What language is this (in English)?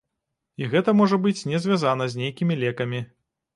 Belarusian